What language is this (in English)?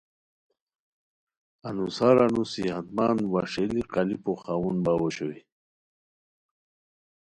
Khowar